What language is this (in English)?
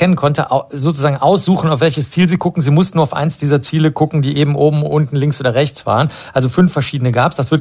German